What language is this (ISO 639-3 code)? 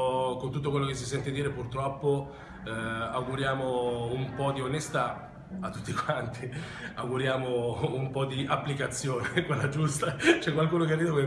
ita